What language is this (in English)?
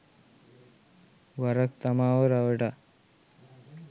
Sinhala